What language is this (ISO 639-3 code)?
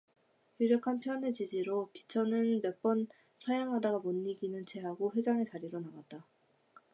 kor